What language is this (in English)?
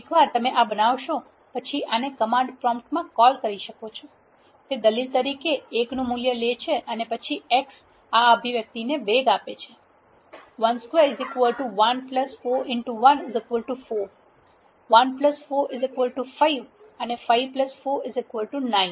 Gujarati